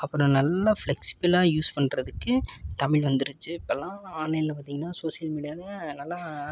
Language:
Tamil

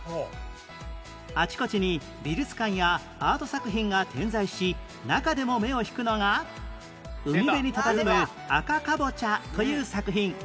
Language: Japanese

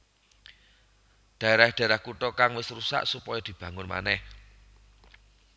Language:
Javanese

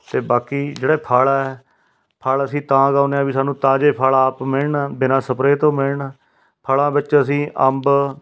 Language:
Punjabi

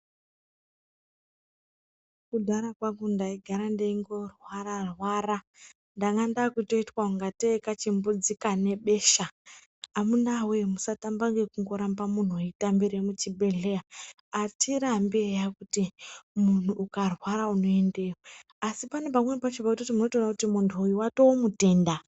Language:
Ndau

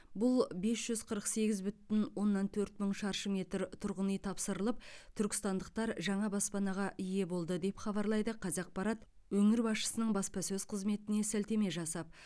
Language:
Kazakh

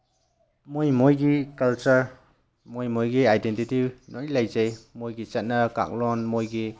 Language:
Manipuri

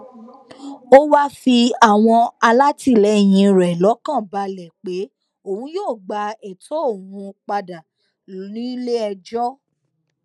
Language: Yoruba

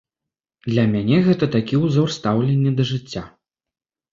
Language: Belarusian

